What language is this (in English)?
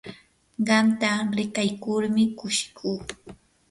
Yanahuanca Pasco Quechua